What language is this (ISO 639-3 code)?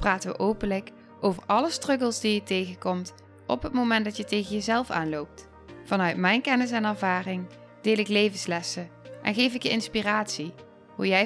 nld